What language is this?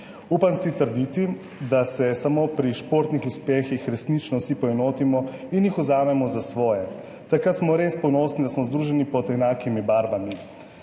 Slovenian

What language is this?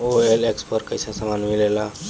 Bhojpuri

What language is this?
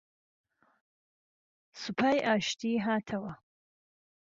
Central Kurdish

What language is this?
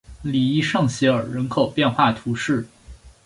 Chinese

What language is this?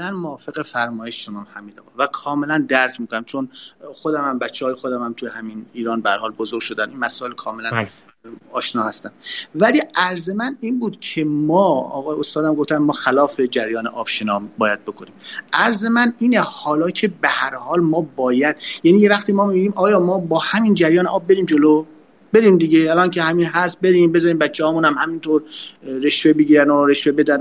Persian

